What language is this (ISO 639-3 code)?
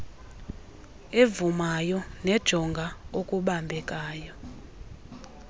xho